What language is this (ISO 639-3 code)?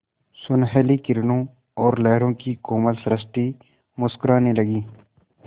hin